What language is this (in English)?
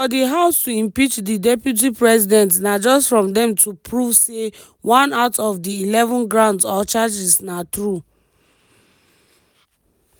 Nigerian Pidgin